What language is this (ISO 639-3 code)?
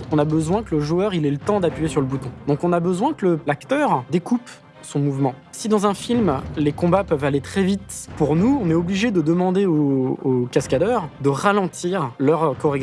fra